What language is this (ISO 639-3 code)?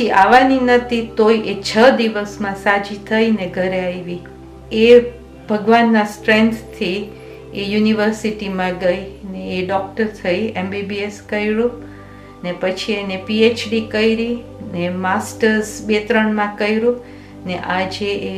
guj